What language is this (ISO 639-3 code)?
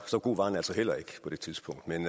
dan